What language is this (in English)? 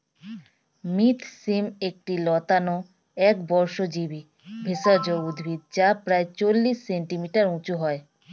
Bangla